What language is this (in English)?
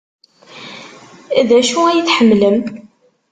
Kabyle